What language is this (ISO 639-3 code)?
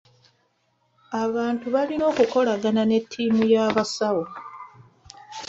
lug